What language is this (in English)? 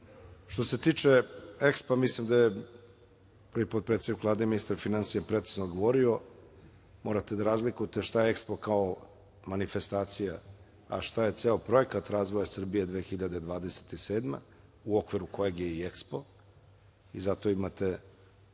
Serbian